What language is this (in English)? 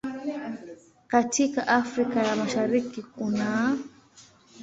Swahili